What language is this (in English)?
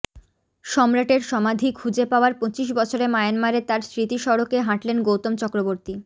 Bangla